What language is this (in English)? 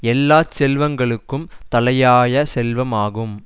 Tamil